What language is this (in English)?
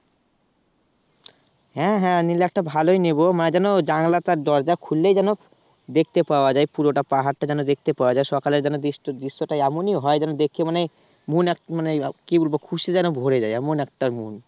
Bangla